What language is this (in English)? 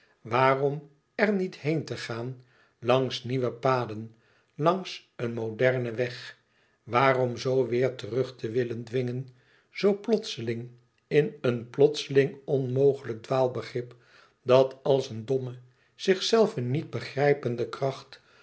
Dutch